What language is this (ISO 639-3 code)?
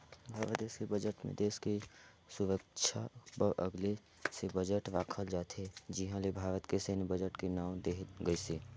hne